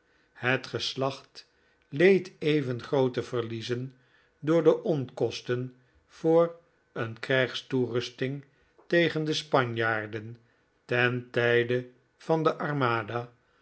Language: Dutch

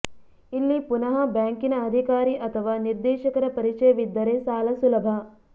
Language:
Kannada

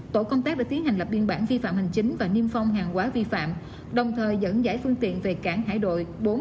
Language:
Vietnamese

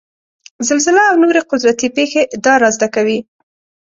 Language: Pashto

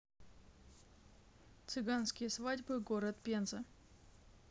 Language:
Russian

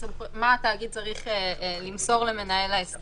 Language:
Hebrew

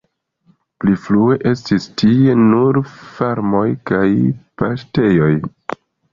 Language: Esperanto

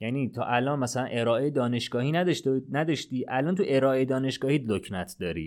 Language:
Persian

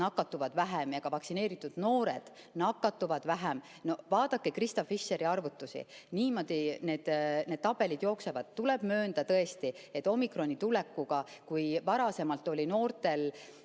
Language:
Estonian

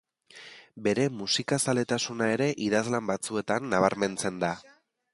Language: Basque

